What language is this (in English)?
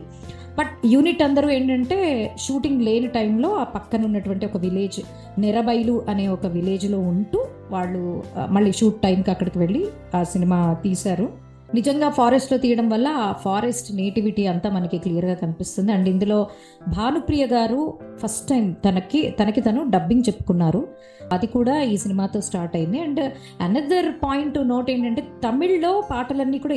Telugu